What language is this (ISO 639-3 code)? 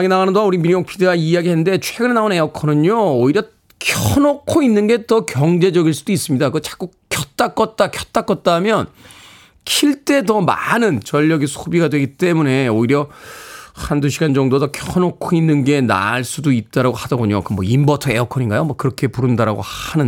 kor